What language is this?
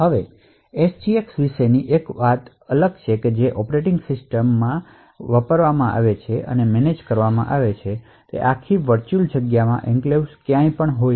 Gujarati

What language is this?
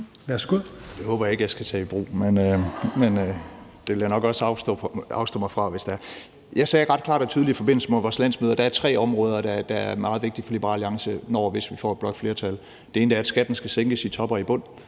Danish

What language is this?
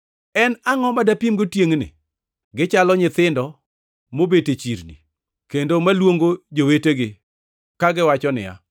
Luo (Kenya and Tanzania)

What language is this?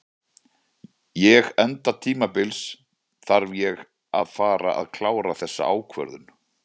Icelandic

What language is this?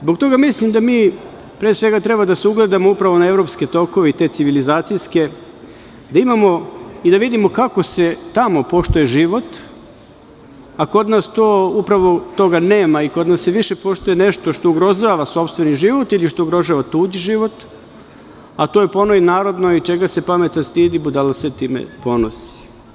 Serbian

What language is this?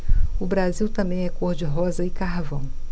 Portuguese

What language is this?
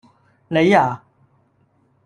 Cantonese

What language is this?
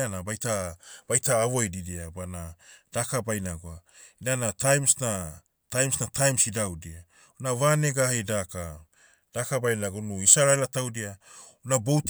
Motu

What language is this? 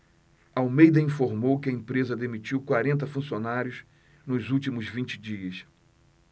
Portuguese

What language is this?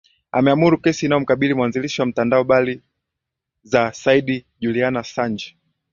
Swahili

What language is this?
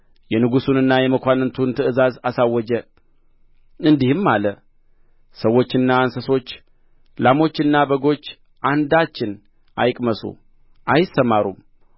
Amharic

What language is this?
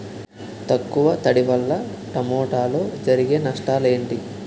Telugu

